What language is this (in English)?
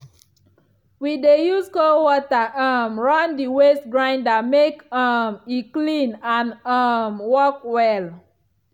Nigerian Pidgin